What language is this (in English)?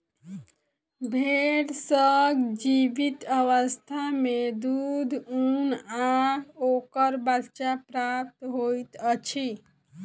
Maithili